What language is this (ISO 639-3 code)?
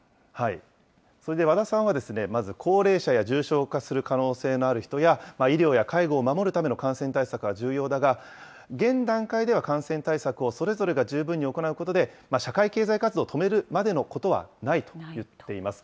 jpn